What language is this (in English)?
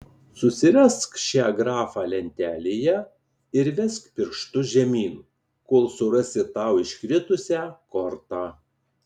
Lithuanian